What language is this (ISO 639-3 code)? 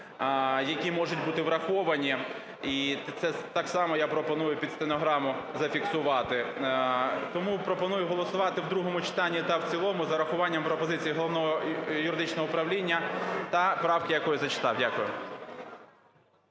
ukr